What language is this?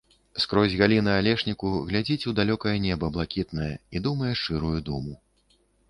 Belarusian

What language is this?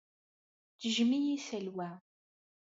Kabyle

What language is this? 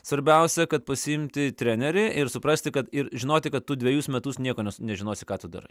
Lithuanian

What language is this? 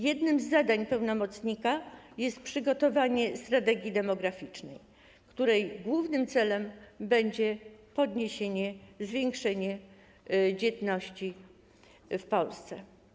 Polish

